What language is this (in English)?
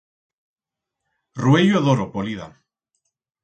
Aragonese